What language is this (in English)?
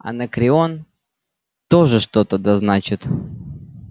Russian